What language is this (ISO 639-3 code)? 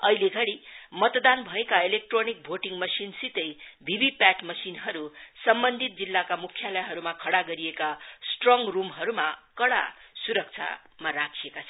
nep